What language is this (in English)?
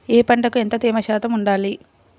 Telugu